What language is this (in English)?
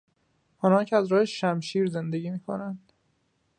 Persian